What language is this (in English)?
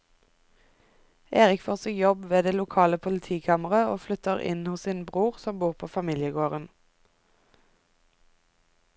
Norwegian